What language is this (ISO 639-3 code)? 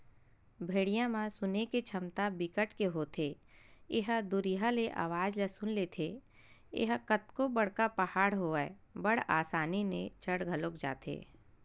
hne